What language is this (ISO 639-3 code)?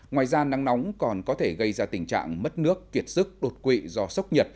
vie